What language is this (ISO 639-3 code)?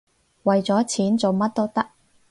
yue